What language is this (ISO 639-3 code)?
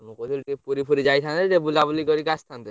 ori